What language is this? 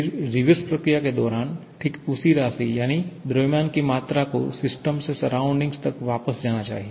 Hindi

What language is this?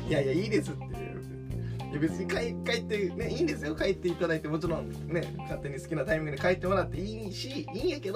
Japanese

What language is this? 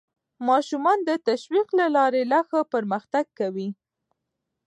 Pashto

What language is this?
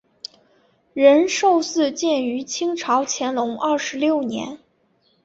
Chinese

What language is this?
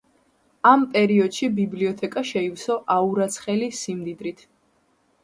Georgian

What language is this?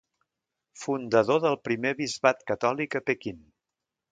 Catalan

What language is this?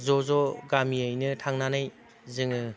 Bodo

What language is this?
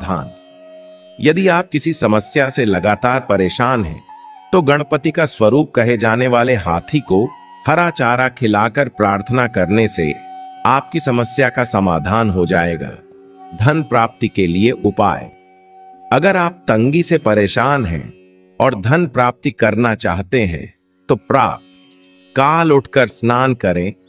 Hindi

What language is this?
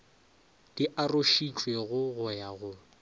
Northern Sotho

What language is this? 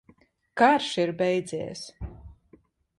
Latvian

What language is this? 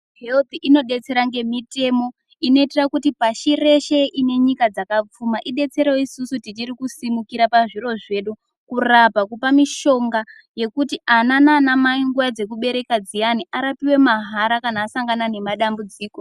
Ndau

